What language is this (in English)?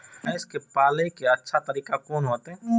Maithili